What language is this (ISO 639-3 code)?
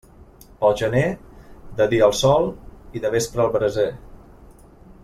cat